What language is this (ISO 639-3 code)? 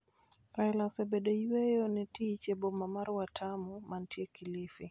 luo